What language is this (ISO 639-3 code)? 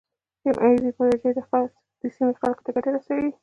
pus